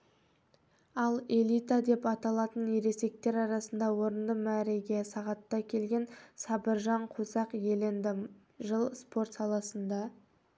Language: Kazakh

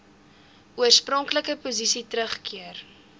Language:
Afrikaans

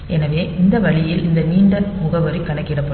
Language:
Tamil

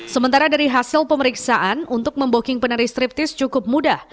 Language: Indonesian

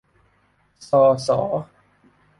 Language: Thai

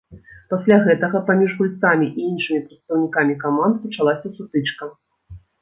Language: Belarusian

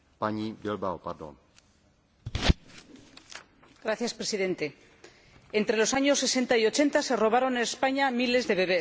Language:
Spanish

